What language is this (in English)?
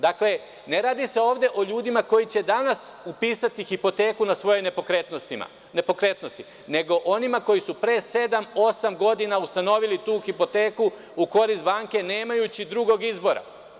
Serbian